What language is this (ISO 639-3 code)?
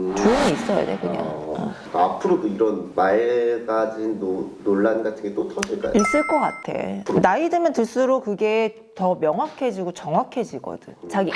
kor